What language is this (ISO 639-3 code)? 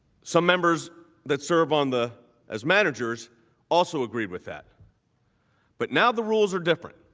eng